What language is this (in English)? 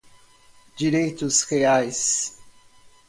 Portuguese